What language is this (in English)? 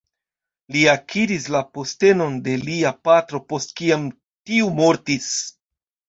Esperanto